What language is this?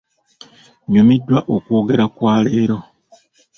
Ganda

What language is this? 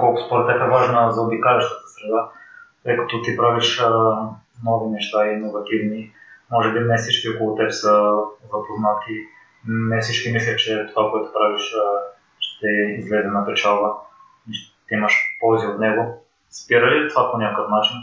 Bulgarian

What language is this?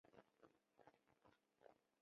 Chinese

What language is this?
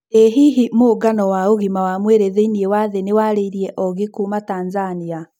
Kikuyu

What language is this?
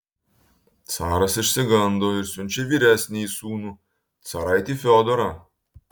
Lithuanian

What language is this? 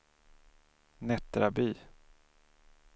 Swedish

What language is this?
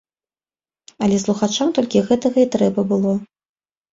Belarusian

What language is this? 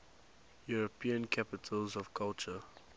English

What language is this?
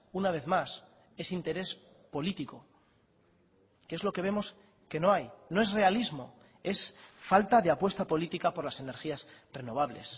Spanish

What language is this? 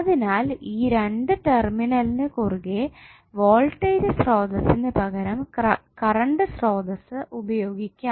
Malayalam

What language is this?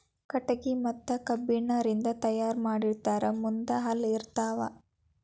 Kannada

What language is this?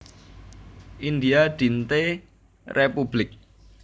Javanese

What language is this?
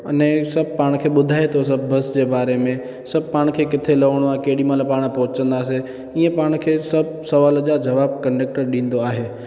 Sindhi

